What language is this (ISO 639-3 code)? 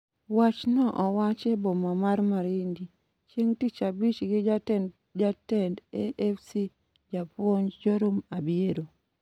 luo